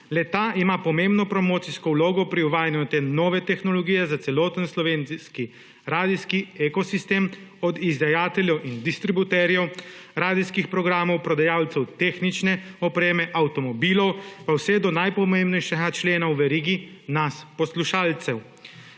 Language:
Slovenian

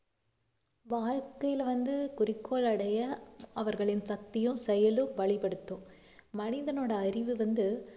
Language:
Tamil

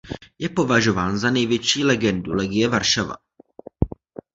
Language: Czech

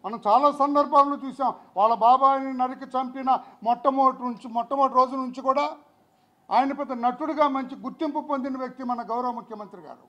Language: Telugu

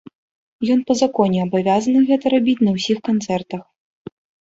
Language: Belarusian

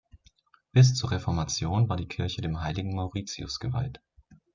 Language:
German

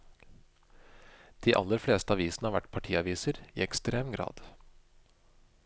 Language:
Norwegian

